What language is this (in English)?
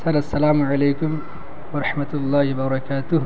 Urdu